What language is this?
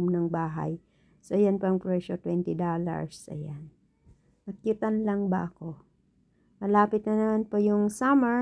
Filipino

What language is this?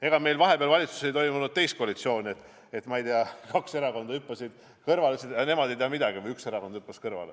Estonian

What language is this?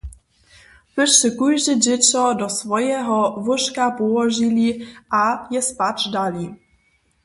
Upper Sorbian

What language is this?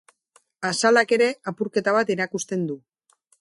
Basque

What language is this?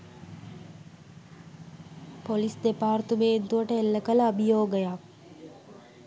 Sinhala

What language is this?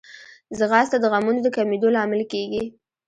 Pashto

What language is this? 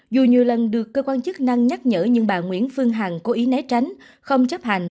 Vietnamese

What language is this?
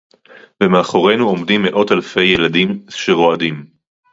Hebrew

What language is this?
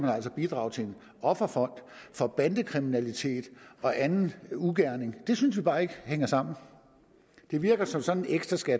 Danish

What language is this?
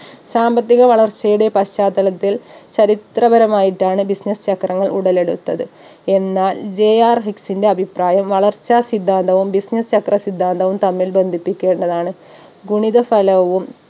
Malayalam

